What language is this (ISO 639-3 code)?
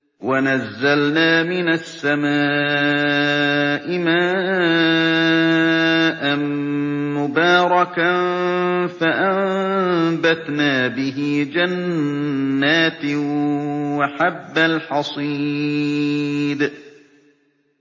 ara